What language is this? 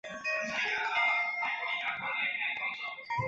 Chinese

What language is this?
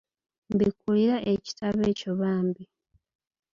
Ganda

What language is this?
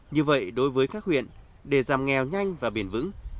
Vietnamese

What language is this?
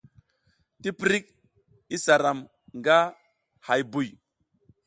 South Giziga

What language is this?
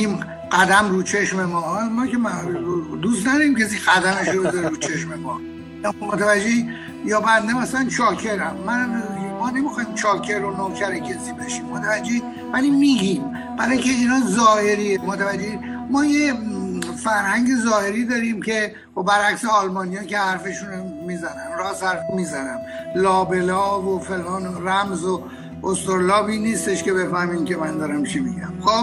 Persian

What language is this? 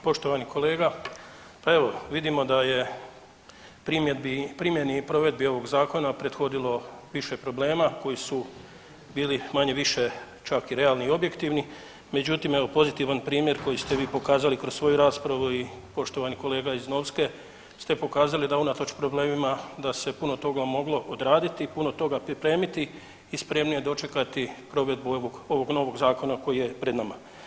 Croatian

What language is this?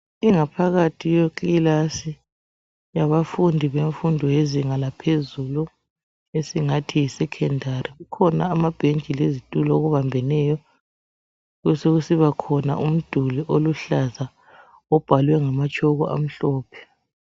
North Ndebele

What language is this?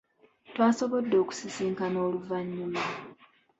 Ganda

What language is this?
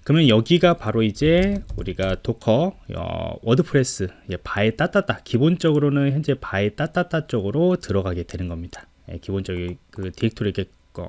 Korean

